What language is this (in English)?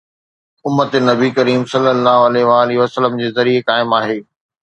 Sindhi